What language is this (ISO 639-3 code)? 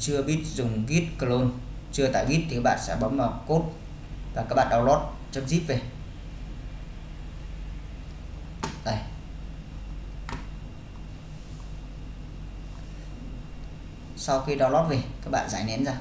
vie